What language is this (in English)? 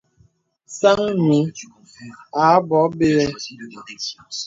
Bebele